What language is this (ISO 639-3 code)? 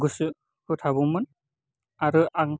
brx